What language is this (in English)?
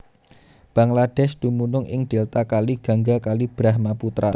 Javanese